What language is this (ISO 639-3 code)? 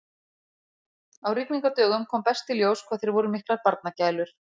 isl